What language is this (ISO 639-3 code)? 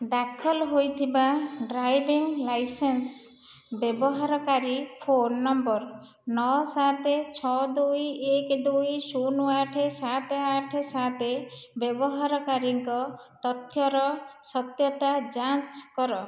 ori